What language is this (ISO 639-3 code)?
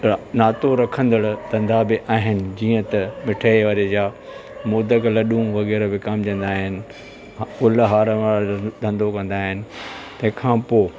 snd